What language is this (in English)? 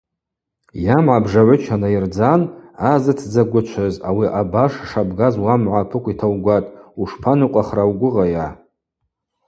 Abaza